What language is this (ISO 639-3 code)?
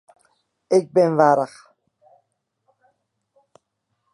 fry